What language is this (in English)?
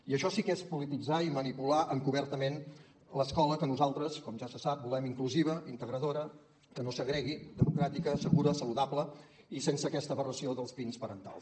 Catalan